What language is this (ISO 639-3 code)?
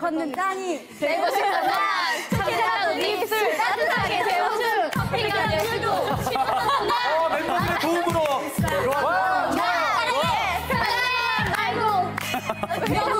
kor